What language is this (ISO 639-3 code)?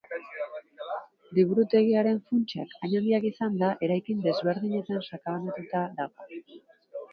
eus